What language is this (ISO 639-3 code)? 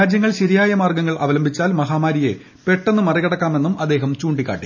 mal